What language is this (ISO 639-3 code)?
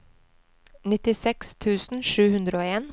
nor